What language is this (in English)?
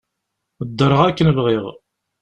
Kabyle